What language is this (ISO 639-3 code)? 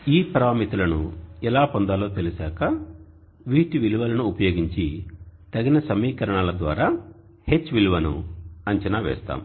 tel